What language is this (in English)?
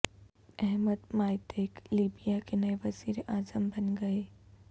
Urdu